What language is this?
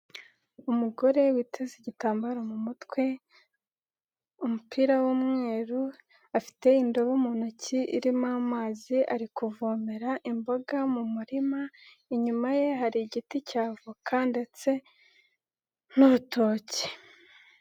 Kinyarwanda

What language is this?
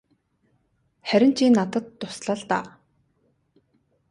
Mongolian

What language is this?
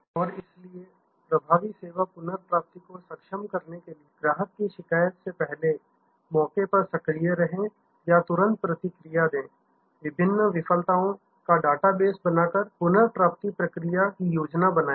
Hindi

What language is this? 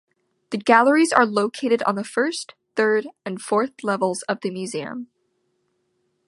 English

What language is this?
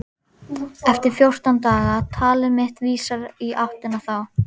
Icelandic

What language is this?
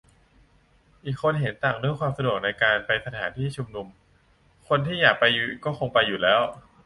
Thai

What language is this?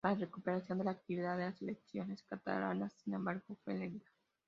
Spanish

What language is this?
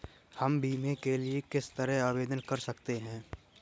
Hindi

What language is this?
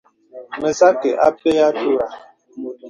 Bebele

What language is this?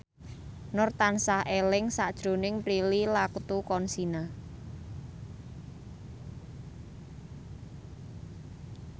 Javanese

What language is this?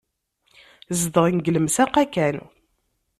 Kabyle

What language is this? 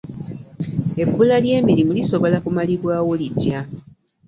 Ganda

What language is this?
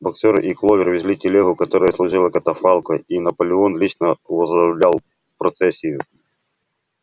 Russian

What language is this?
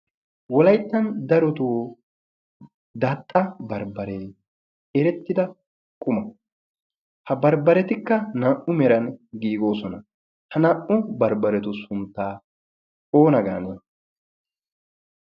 Wolaytta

